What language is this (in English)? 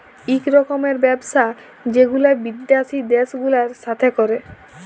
Bangla